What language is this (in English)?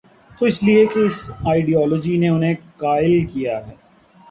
Urdu